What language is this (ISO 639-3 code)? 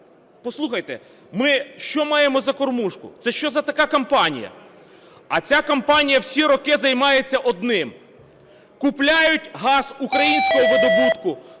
ukr